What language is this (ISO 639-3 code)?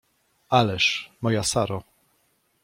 pol